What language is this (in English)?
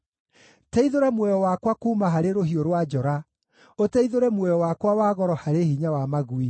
Kikuyu